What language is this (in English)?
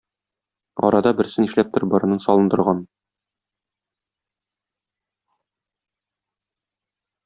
Tatar